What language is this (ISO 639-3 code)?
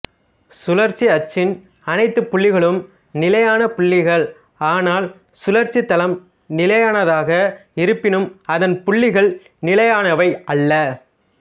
tam